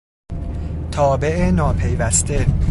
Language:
Persian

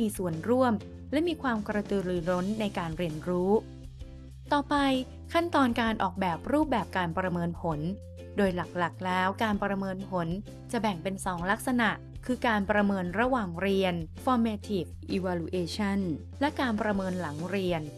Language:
Thai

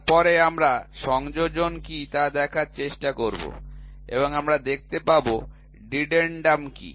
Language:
Bangla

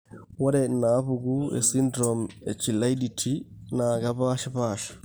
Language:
Masai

